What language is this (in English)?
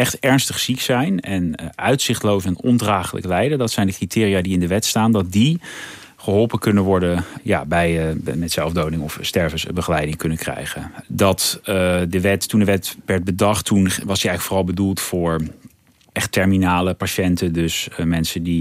Dutch